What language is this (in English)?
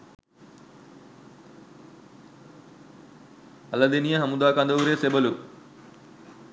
Sinhala